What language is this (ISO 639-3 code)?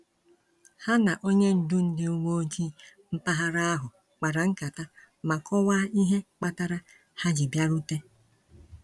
ibo